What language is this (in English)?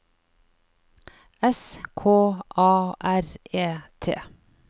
Norwegian